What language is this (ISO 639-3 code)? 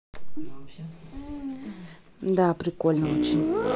rus